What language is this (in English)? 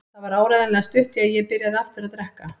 Icelandic